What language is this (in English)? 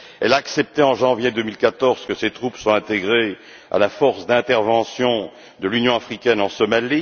French